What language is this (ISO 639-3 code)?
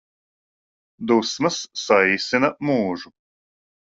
lav